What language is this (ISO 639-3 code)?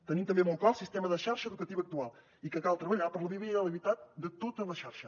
cat